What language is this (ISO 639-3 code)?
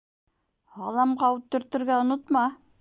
bak